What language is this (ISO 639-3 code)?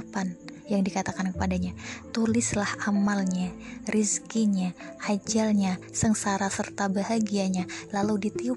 ind